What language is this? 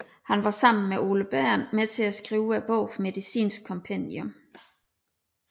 Danish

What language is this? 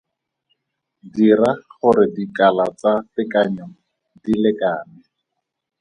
Tswana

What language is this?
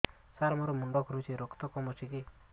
Odia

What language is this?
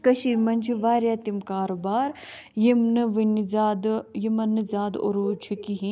Kashmiri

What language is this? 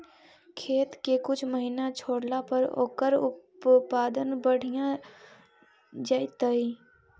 Magahi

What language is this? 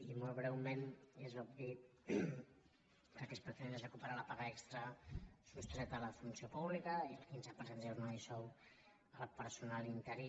Catalan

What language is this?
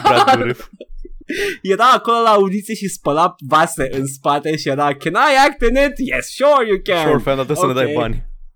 Romanian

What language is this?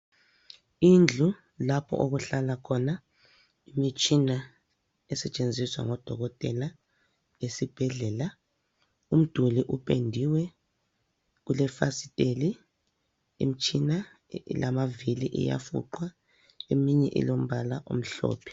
North Ndebele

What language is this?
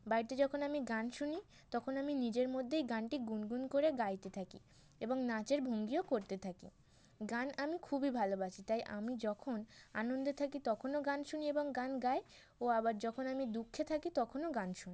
Bangla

